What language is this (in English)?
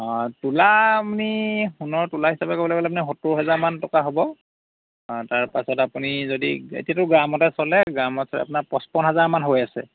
Assamese